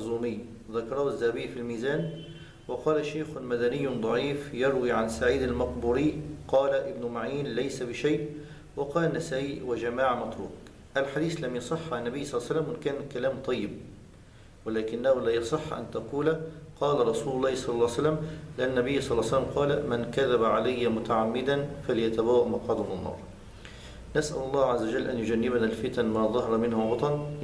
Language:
Arabic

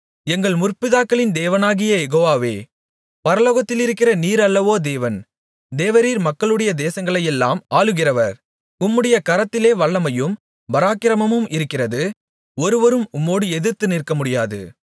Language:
Tamil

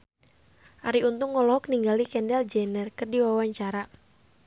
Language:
Sundanese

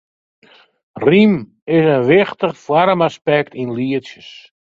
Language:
Western Frisian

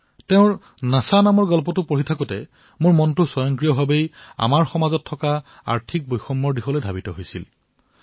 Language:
Assamese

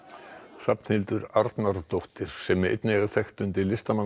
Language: Icelandic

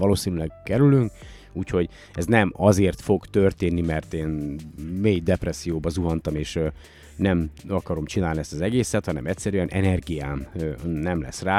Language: Hungarian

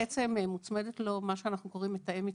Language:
Hebrew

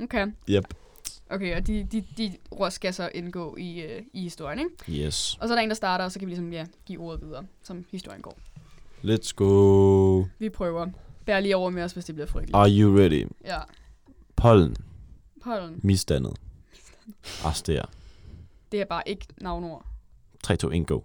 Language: Danish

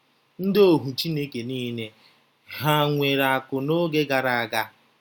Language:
Igbo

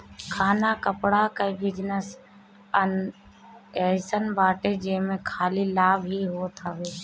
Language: Bhojpuri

